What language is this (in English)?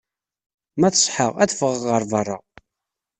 Kabyle